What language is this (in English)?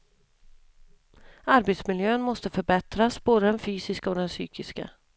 Swedish